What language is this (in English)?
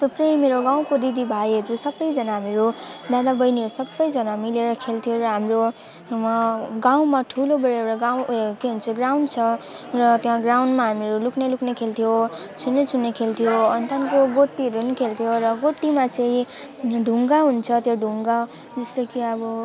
Nepali